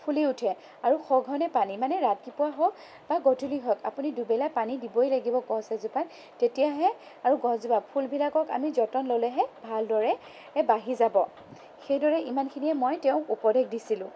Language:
Assamese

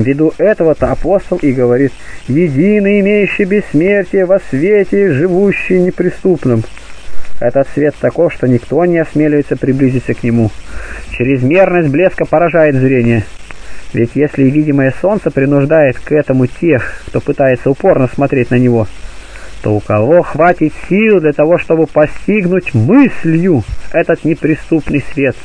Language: Russian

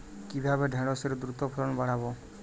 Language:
Bangla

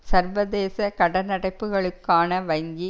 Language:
Tamil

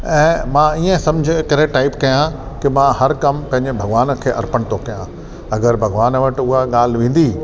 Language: Sindhi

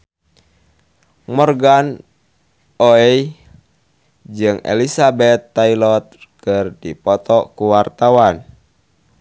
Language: Sundanese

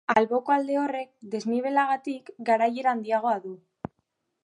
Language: Basque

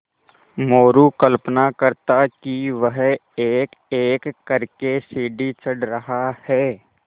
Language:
Hindi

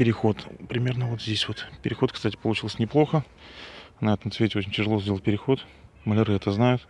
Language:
Russian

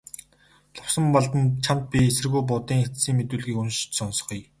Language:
Mongolian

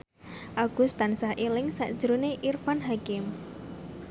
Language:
Javanese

